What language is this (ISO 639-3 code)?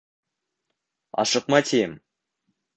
bak